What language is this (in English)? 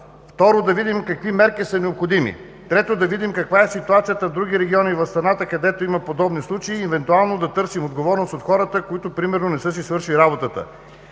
Bulgarian